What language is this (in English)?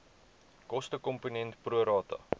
Afrikaans